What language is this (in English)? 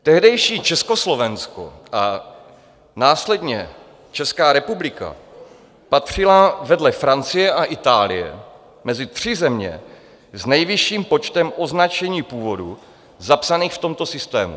Czech